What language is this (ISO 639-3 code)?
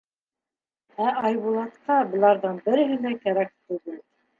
bak